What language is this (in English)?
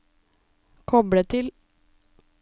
Norwegian